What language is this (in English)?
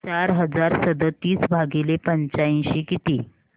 Marathi